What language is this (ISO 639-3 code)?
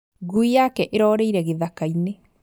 kik